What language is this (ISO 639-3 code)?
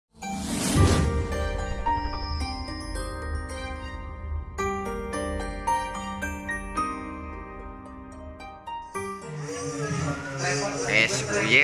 ind